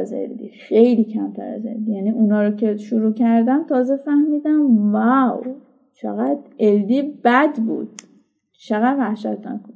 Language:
Persian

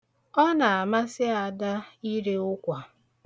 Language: Igbo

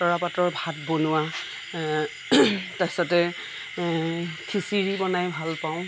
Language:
Assamese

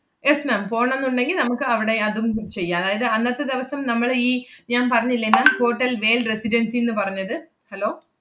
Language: Malayalam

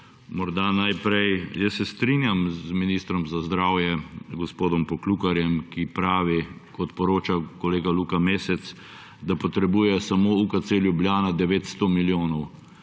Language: Slovenian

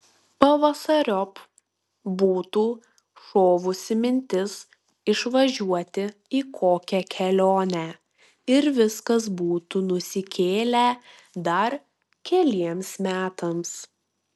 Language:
Lithuanian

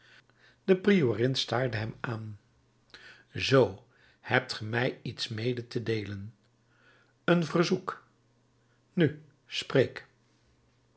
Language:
Dutch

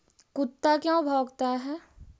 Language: Magahi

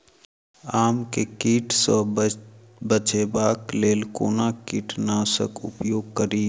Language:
Maithili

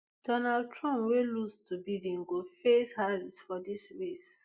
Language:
Nigerian Pidgin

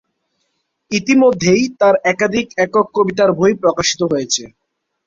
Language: Bangla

